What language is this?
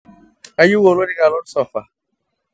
Masai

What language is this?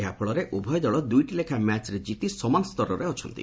Odia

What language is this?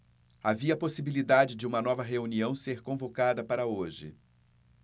Portuguese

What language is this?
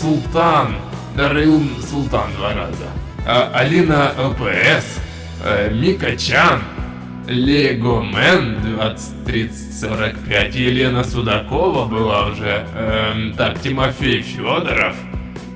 Russian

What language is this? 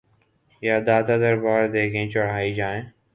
Urdu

